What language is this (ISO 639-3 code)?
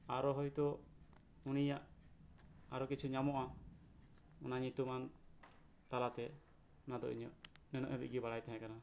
sat